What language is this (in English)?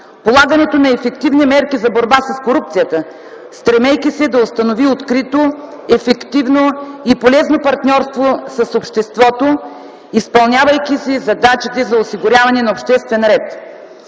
Bulgarian